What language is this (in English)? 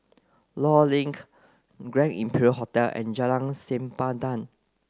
English